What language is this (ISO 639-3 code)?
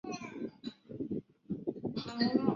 zho